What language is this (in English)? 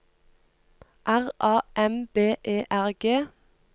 Norwegian